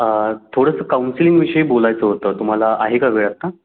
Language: Marathi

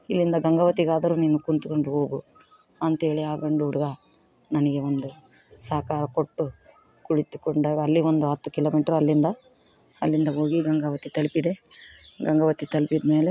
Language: Kannada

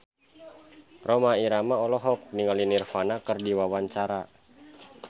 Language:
Sundanese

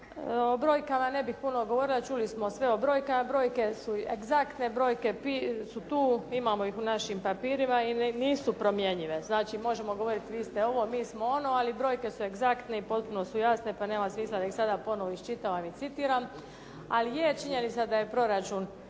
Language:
Croatian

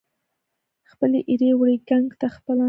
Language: Pashto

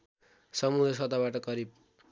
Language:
Nepali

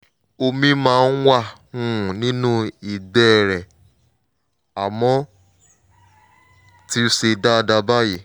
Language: Yoruba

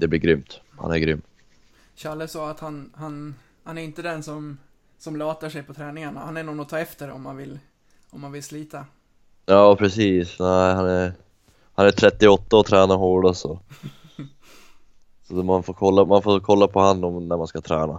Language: Swedish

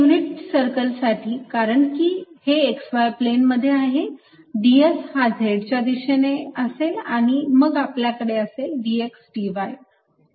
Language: Marathi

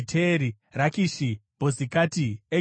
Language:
Shona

